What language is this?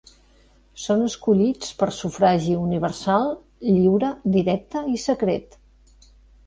Catalan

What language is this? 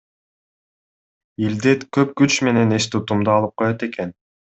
Kyrgyz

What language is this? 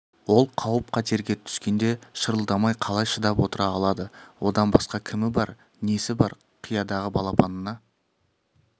Kazakh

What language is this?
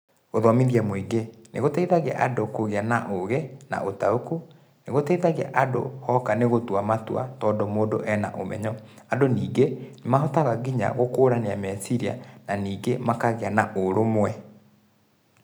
Kikuyu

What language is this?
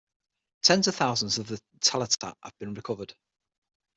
English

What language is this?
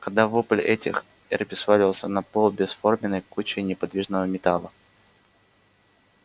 Russian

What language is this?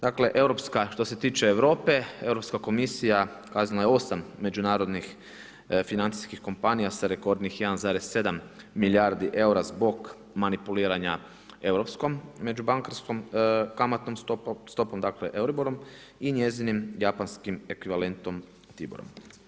Croatian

